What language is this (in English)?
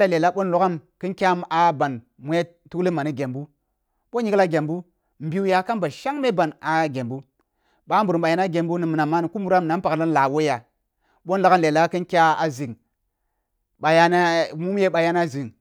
Kulung (Nigeria)